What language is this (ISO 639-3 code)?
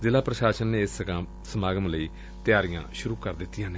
pan